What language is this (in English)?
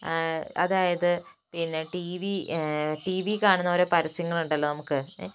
Malayalam